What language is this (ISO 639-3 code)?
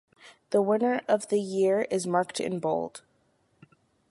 eng